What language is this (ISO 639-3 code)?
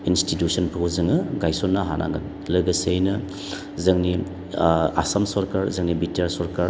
brx